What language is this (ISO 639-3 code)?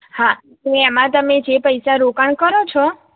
guj